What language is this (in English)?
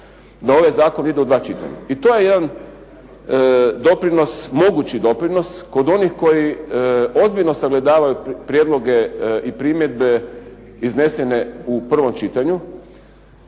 Croatian